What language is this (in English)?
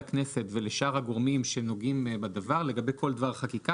Hebrew